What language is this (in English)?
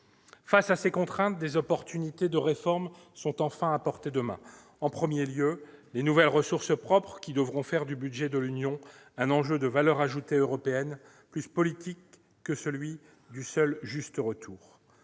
French